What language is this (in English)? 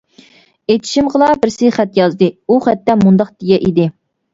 Uyghur